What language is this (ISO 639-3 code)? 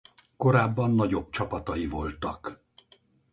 hun